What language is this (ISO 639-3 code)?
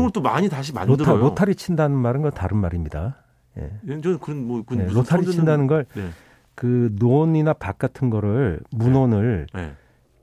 kor